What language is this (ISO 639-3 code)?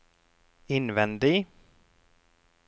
nor